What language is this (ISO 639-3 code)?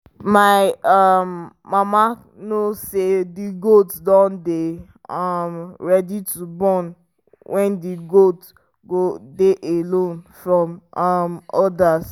pcm